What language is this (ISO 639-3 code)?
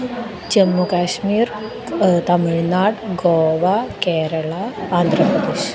san